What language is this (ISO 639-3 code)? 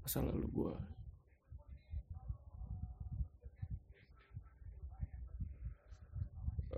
ind